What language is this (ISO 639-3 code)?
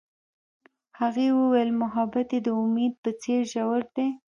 pus